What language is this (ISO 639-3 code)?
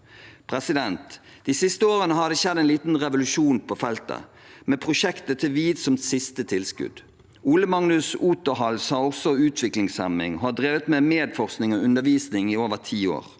nor